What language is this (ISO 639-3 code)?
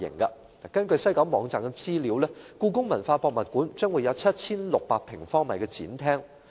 yue